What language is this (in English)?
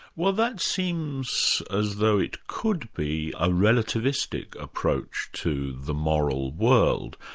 English